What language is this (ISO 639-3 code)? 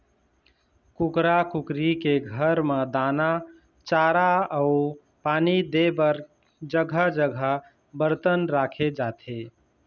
hne